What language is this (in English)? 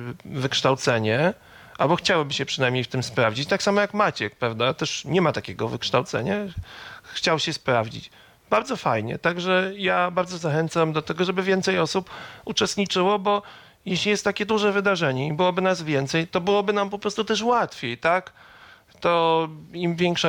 Polish